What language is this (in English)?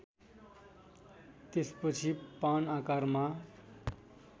Nepali